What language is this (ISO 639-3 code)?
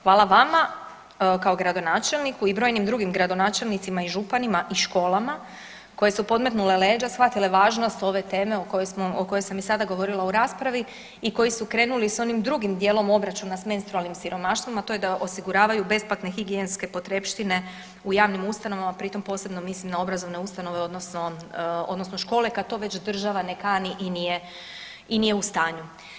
hrv